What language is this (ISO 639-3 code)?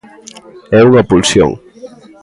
glg